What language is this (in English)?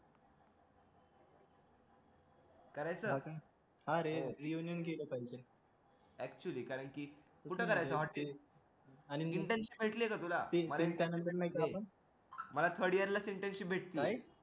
Marathi